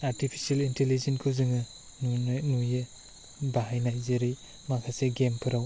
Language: Bodo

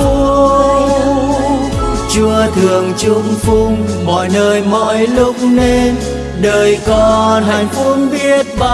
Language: Vietnamese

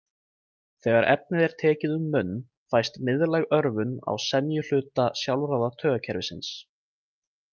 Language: Icelandic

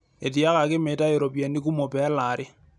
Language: Masai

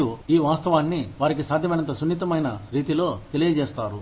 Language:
Telugu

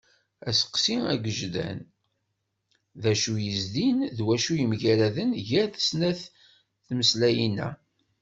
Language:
Kabyle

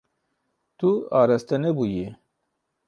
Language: Kurdish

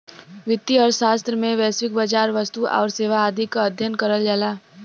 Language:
Bhojpuri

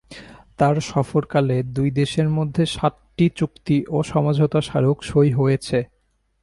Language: Bangla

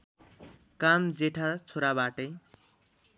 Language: Nepali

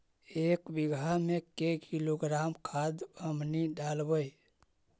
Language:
Magahi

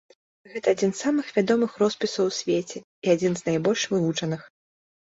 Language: Belarusian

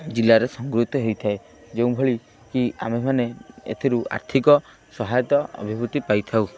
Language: Odia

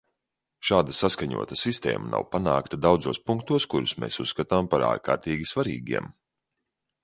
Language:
Latvian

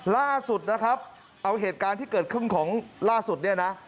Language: Thai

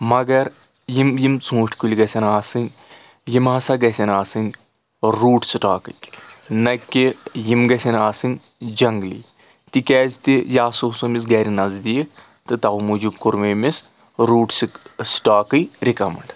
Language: Kashmiri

